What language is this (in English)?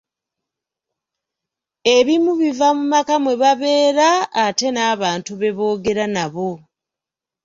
Ganda